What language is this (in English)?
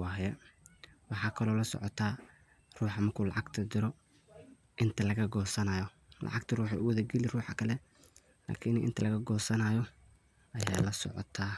Somali